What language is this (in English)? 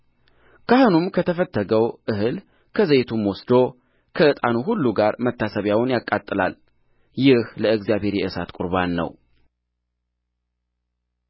Amharic